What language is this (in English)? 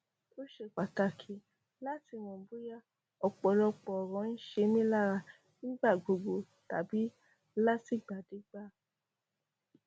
Yoruba